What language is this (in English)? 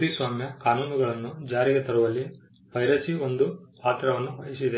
Kannada